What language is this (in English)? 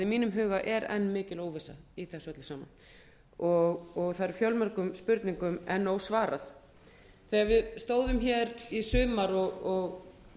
Icelandic